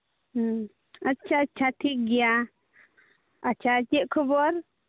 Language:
Santali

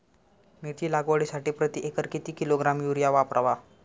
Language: Marathi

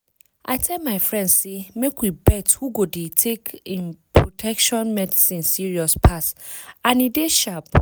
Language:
Nigerian Pidgin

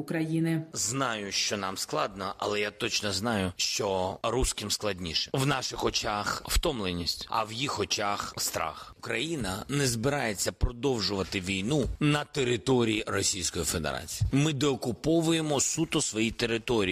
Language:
Ukrainian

